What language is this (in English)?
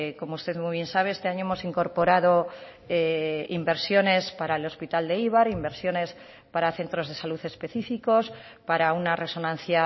Spanish